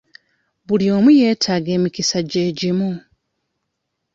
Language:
Ganda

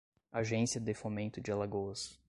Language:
Portuguese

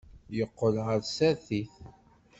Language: Kabyle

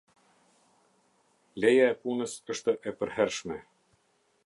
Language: Albanian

